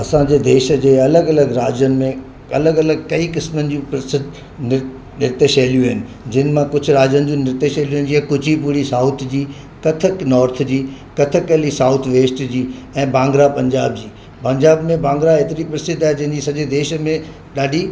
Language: Sindhi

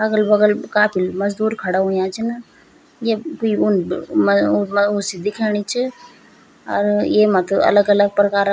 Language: Garhwali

